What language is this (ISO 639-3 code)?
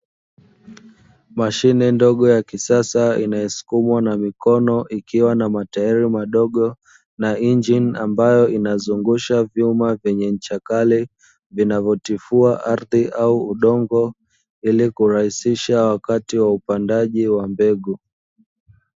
swa